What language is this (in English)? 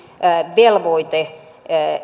Finnish